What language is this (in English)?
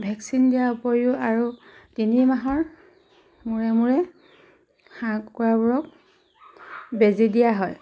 Assamese